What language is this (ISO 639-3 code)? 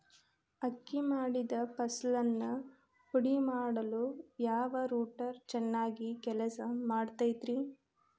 kan